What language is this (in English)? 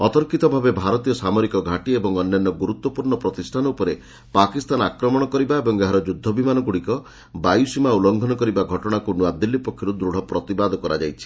Odia